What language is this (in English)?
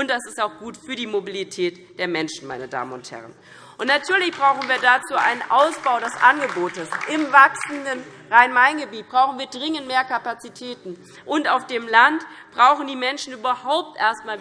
German